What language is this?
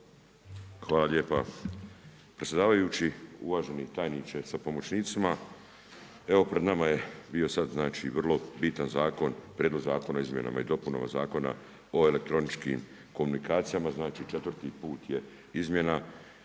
Croatian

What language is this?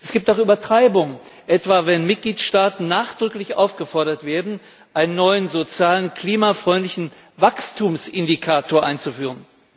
German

